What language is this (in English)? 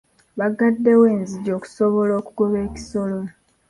Ganda